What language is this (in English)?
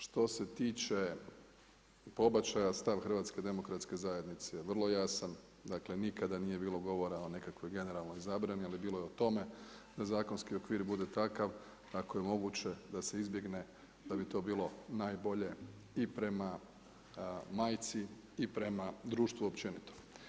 Croatian